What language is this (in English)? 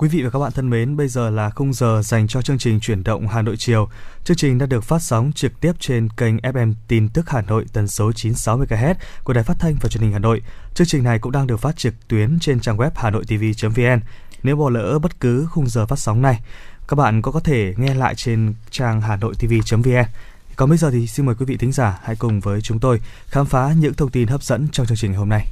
Vietnamese